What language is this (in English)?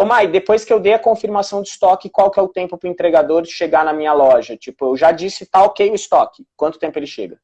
Portuguese